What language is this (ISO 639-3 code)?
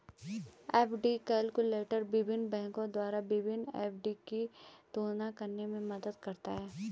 hin